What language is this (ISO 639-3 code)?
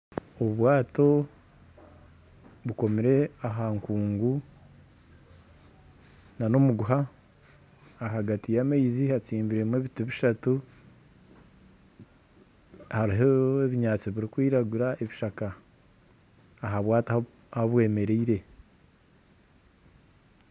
nyn